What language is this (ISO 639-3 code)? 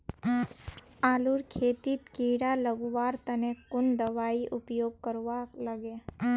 mag